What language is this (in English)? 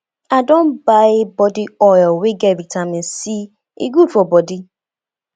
Nigerian Pidgin